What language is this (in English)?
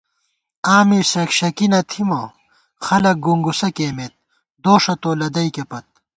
Gawar-Bati